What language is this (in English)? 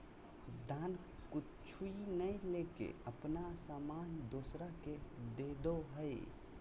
Magahi